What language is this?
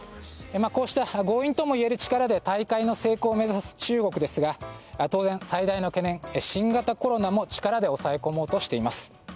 Japanese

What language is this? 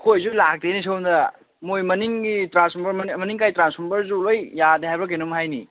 Manipuri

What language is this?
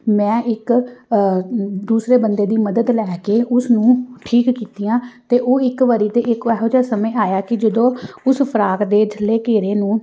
Punjabi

